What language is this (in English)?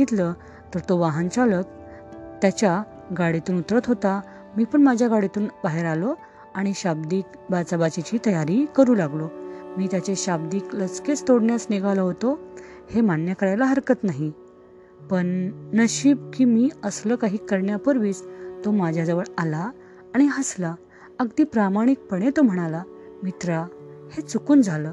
Marathi